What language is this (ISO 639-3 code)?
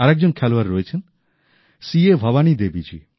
ben